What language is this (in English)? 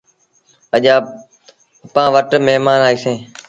Sindhi Bhil